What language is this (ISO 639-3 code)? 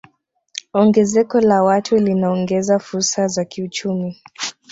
swa